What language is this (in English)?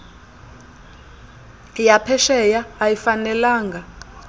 Xhosa